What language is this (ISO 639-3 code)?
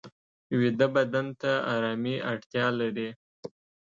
pus